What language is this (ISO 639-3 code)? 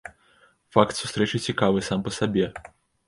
bel